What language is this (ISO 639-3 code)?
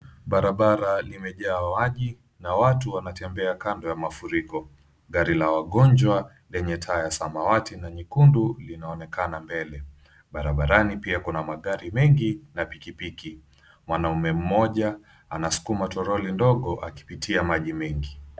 swa